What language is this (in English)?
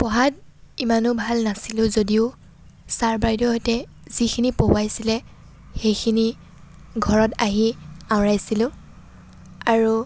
Assamese